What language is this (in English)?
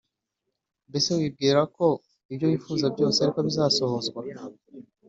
Kinyarwanda